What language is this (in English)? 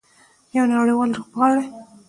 Pashto